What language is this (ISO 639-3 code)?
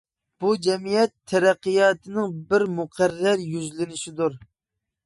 uig